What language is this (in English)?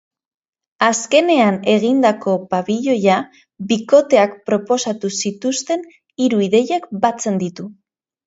Basque